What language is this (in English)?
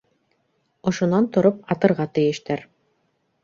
Bashkir